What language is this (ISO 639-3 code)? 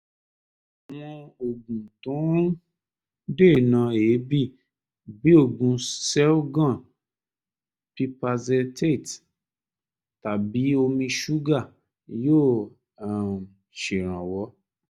yor